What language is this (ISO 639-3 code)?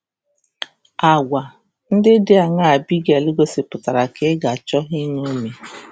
ibo